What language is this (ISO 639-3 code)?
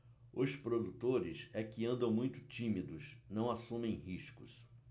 por